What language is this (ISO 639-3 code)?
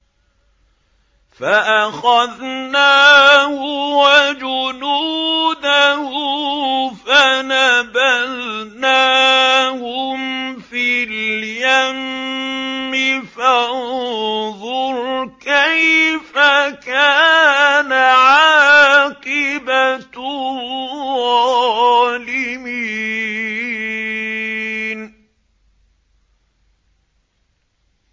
ara